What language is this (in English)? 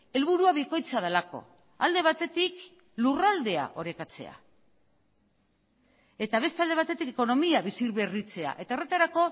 Basque